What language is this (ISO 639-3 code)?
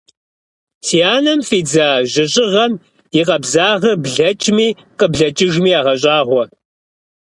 kbd